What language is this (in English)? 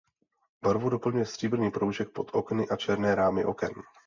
Czech